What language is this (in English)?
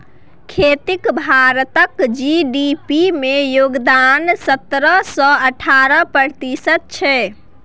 Maithili